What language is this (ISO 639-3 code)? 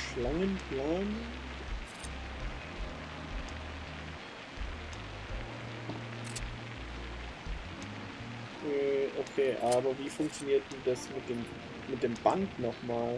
deu